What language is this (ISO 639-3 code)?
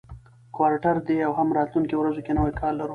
pus